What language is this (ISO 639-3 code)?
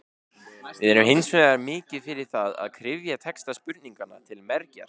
isl